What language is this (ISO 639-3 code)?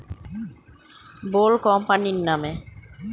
ben